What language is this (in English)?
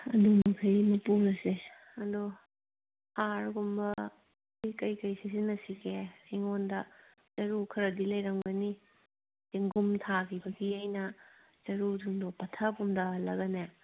Manipuri